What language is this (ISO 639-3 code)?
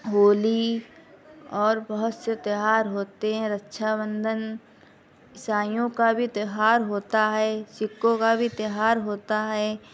urd